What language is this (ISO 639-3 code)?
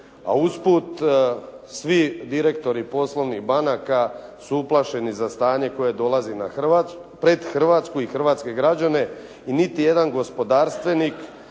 hrv